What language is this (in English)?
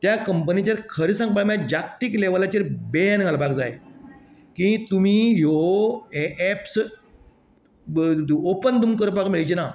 Konkani